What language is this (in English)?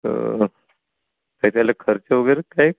Marathi